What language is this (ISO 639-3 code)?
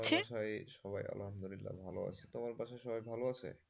ben